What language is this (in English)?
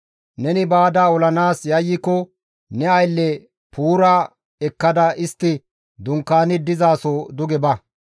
Gamo